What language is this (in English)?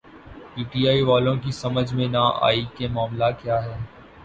Urdu